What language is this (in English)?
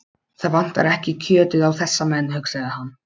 Icelandic